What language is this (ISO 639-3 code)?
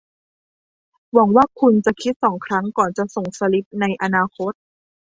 tha